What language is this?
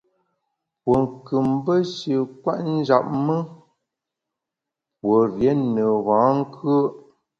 Bamun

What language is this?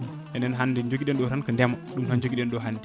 Fula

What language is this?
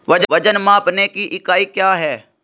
Hindi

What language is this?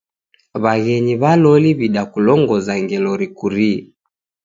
Taita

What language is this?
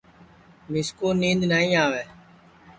Sansi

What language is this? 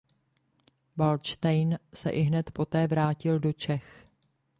Czech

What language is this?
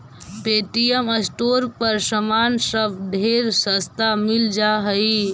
Magahi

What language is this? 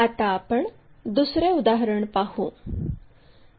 Marathi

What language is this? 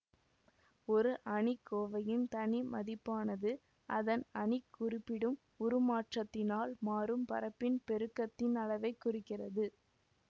Tamil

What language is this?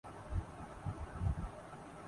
Urdu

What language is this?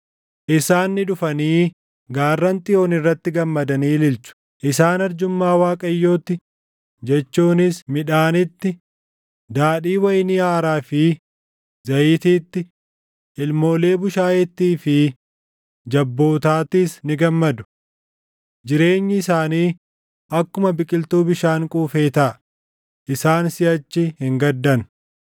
Oromo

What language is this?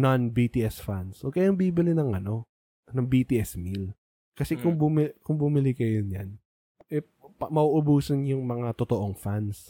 Filipino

